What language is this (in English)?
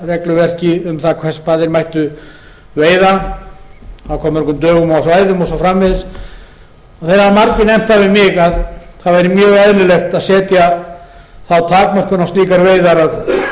Icelandic